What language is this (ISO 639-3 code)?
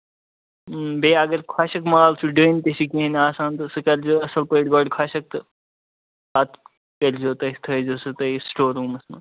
kas